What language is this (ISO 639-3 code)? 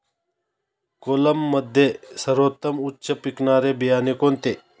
mar